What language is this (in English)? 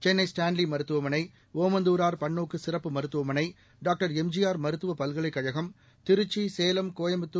Tamil